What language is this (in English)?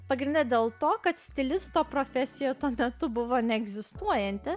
Lithuanian